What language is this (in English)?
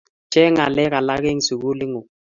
Kalenjin